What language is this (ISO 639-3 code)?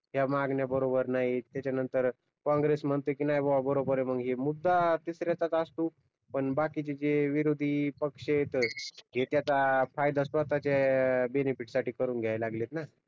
mar